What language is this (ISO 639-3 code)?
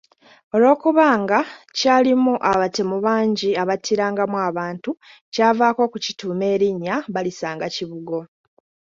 lug